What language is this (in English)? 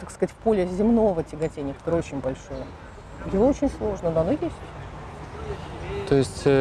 Russian